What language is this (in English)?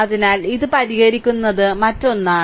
Malayalam